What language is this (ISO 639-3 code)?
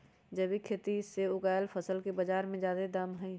mag